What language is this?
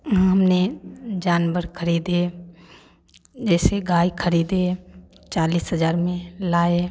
Hindi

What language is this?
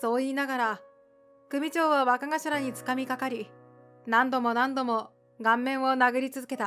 Japanese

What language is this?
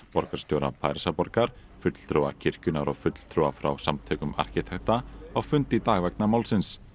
Icelandic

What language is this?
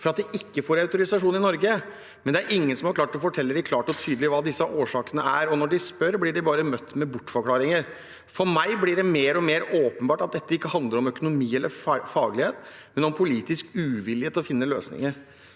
Norwegian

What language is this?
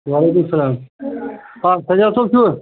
Kashmiri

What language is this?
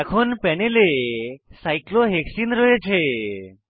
Bangla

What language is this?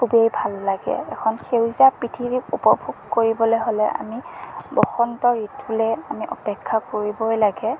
Assamese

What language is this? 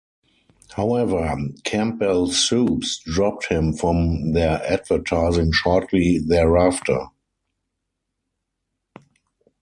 English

